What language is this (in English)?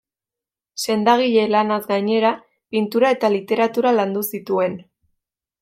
Basque